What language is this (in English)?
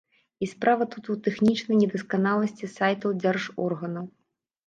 Belarusian